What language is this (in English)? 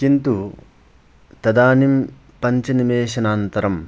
Sanskrit